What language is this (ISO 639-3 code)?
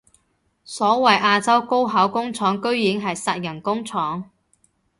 yue